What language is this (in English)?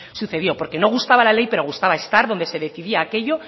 Spanish